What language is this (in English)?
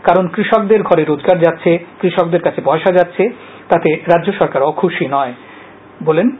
Bangla